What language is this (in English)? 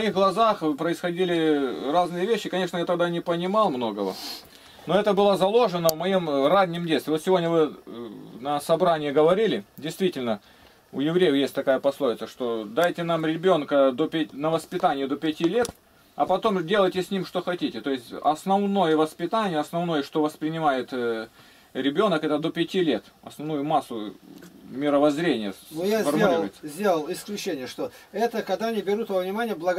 Russian